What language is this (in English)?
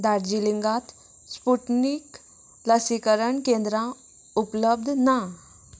Konkani